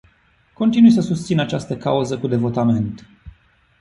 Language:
Romanian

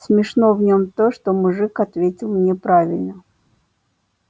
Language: Russian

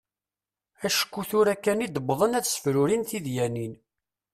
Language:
Kabyle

